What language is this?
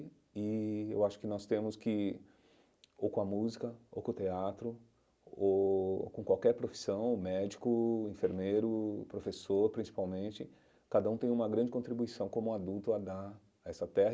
Portuguese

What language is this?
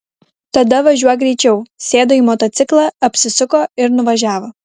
Lithuanian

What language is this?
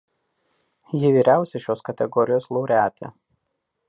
Lithuanian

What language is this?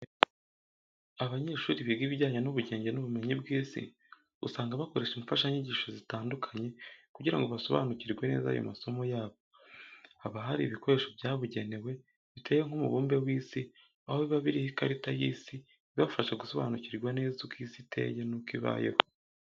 Kinyarwanda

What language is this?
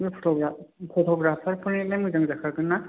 Bodo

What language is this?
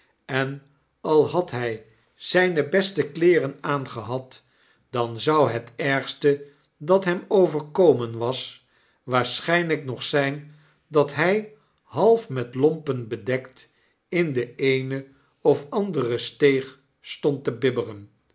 Dutch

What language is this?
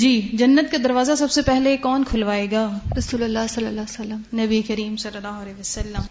Urdu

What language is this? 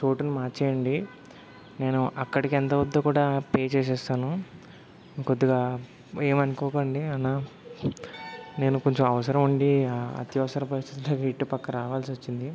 Telugu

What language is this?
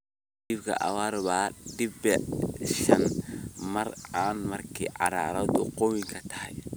Somali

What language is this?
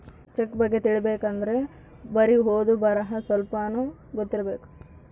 Kannada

